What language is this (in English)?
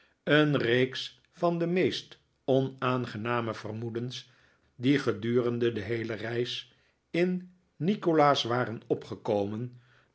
Dutch